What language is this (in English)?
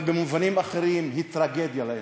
Hebrew